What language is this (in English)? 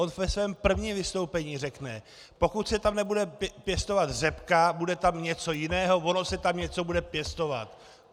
Czech